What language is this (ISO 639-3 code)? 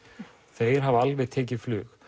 isl